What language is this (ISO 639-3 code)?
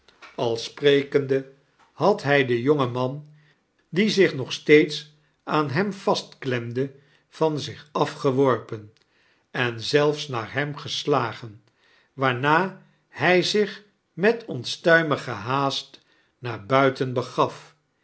nld